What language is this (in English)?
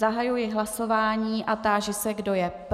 Czech